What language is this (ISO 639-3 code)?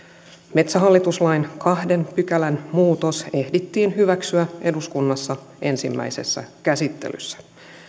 fin